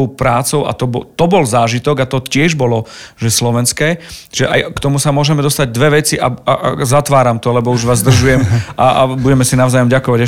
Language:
Slovak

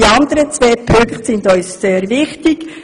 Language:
Swiss German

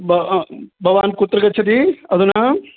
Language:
Sanskrit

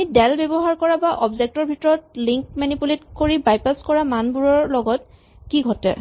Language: Assamese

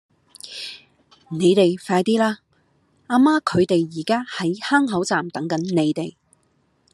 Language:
Cantonese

